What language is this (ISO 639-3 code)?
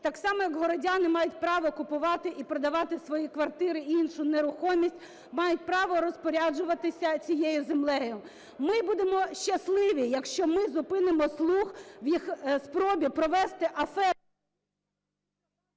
ukr